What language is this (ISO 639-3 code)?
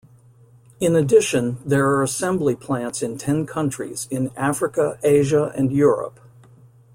eng